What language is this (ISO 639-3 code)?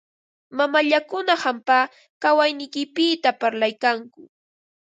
qva